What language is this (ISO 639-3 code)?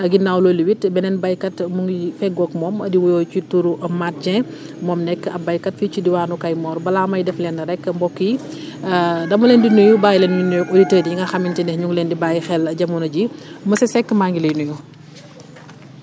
wol